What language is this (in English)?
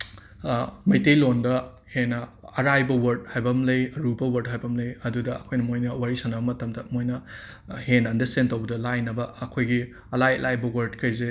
Manipuri